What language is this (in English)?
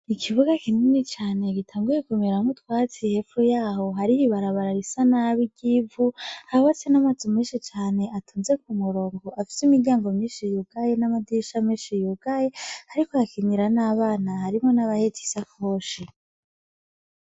Rundi